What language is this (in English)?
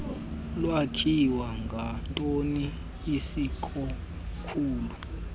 Xhosa